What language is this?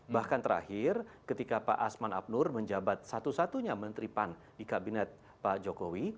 Indonesian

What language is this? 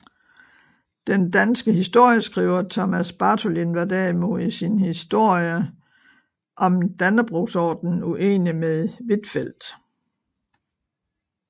Danish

